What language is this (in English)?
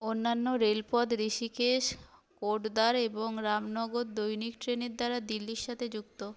Bangla